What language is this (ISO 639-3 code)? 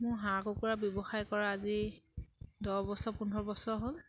asm